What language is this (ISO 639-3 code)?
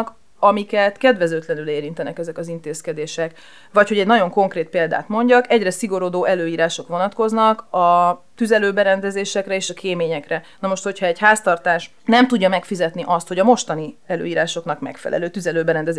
hun